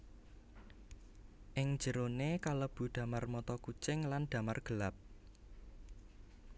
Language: Javanese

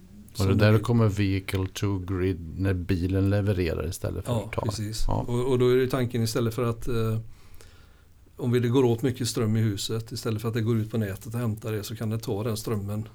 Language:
Swedish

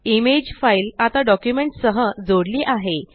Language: Marathi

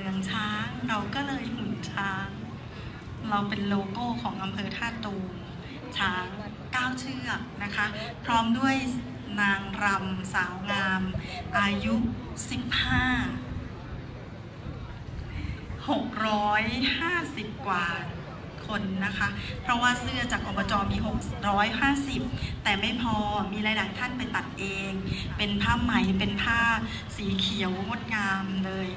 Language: Thai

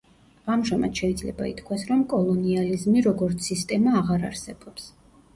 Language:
Georgian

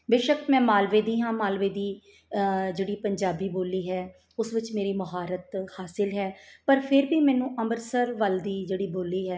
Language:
Punjabi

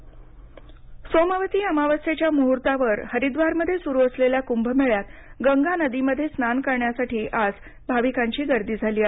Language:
Marathi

